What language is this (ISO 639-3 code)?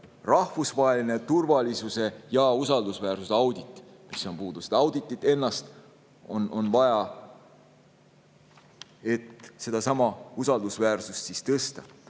est